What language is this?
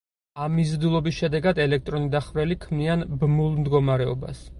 Georgian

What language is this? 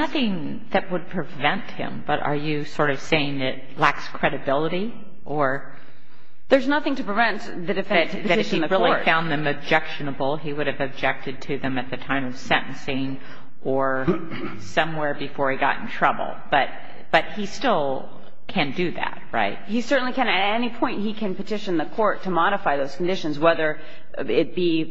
English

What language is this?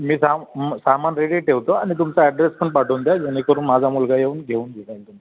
Marathi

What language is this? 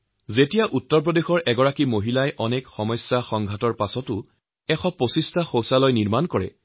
Assamese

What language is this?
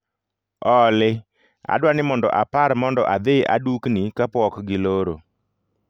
Luo (Kenya and Tanzania)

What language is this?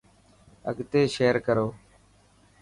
Dhatki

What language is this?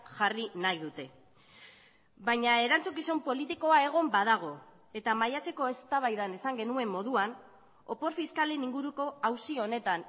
Basque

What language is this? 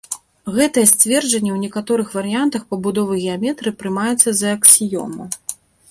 Belarusian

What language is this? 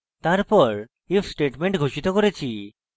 Bangla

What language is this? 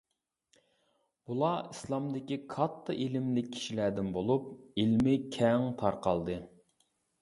Uyghur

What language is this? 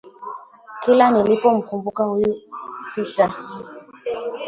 Swahili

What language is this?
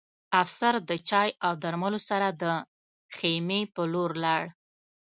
Pashto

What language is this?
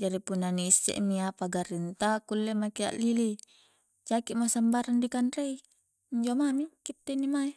Coastal Konjo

